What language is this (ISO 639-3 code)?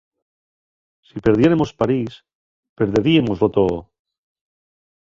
ast